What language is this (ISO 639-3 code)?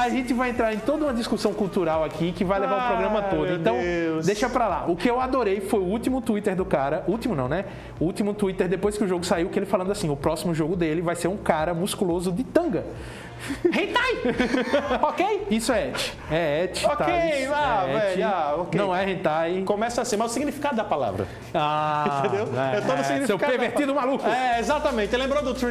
por